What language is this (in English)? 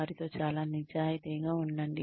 Telugu